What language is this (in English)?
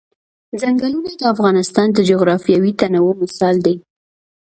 Pashto